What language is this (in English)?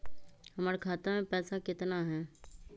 Magahi